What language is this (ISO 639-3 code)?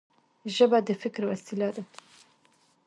pus